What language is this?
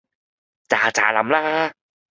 Cantonese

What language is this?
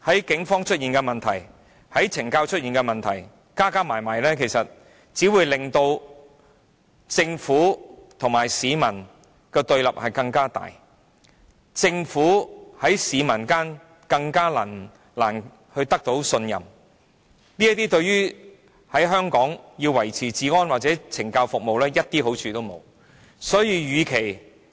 Cantonese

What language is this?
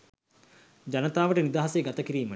Sinhala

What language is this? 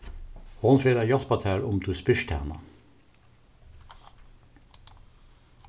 Faroese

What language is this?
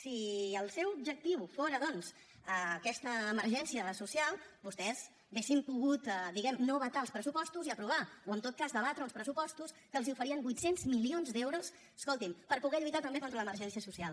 Catalan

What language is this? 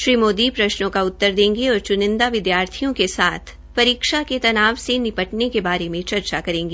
Hindi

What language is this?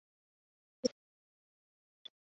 Chinese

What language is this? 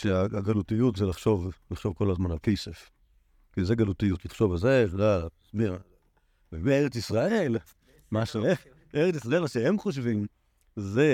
Hebrew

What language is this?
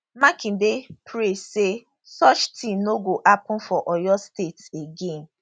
Nigerian Pidgin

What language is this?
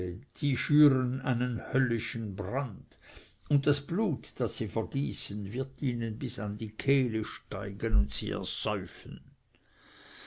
German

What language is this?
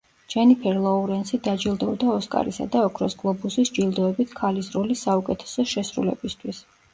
Georgian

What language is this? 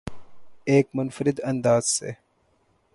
Urdu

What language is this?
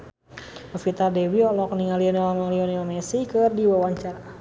Sundanese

